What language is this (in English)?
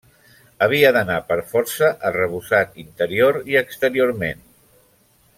Catalan